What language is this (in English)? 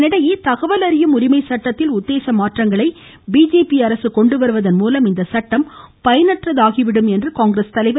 Tamil